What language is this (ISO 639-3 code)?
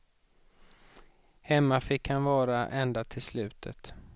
swe